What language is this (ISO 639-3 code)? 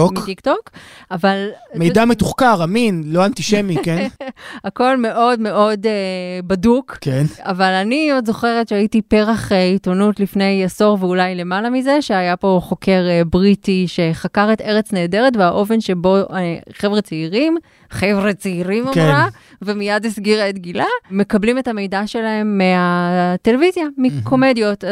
heb